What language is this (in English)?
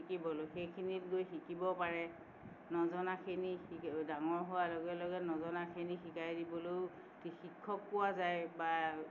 Assamese